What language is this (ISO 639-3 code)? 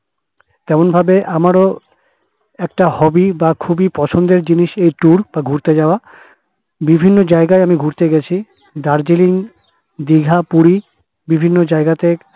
ben